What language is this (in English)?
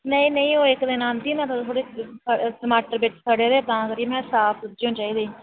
Dogri